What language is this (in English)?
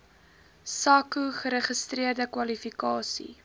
Afrikaans